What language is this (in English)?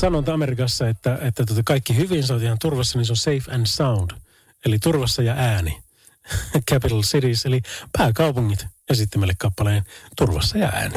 Finnish